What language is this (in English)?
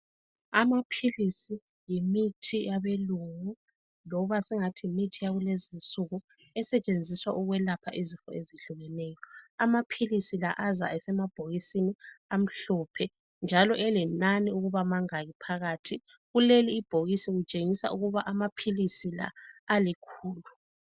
North Ndebele